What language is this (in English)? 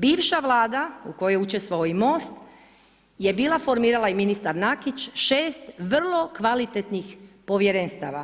Croatian